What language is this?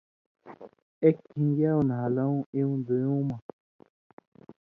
Indus Kohistani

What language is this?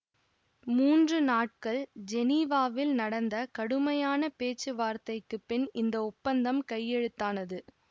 Tamil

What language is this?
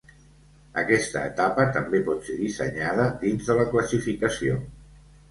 Catalan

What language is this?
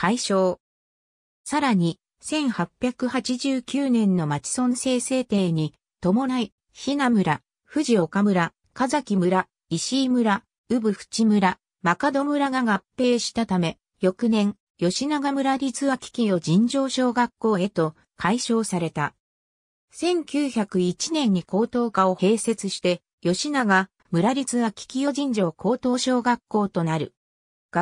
Japanese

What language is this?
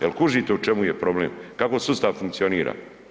Croatian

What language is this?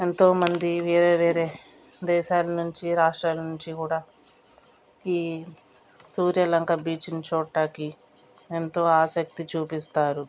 Telugu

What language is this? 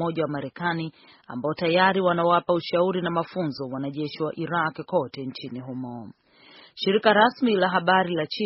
Swahili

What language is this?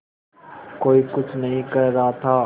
Hindi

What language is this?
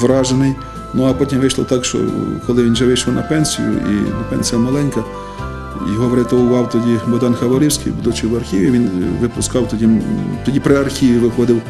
Ukrainian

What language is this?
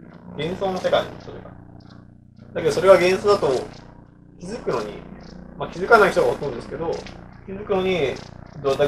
Japanese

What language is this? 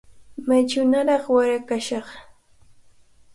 Cajatambo North Lima Quechua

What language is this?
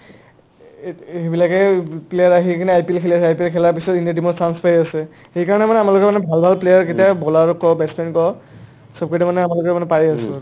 Assamese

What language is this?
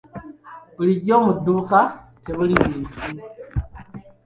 Ganda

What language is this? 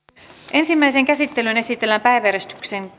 Finnish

